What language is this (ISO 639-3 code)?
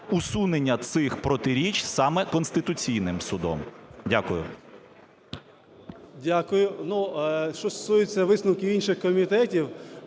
ukr